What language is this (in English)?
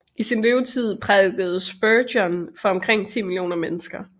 Danish